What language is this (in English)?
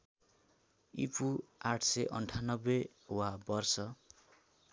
Nepali